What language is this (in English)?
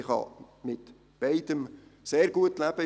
Swiss German